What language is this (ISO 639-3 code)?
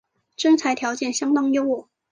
zho